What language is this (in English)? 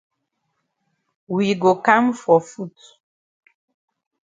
Cameroon Pidgin